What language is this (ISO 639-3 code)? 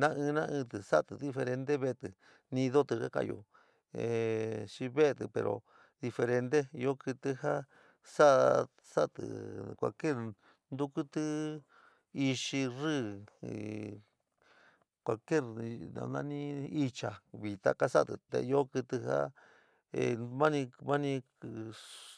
mig